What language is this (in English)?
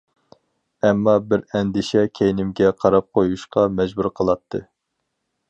Uyghur